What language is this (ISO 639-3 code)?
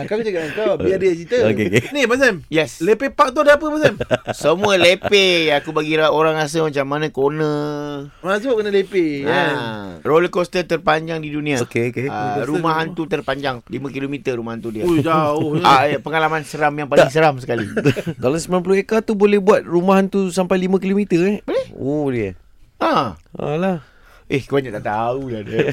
msa